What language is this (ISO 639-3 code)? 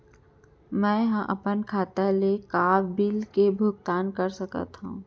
hne